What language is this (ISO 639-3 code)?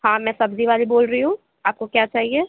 urd